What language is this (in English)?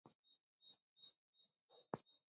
Bafut